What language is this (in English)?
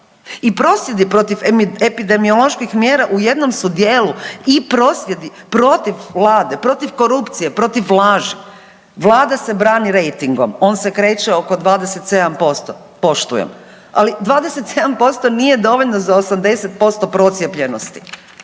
Croatian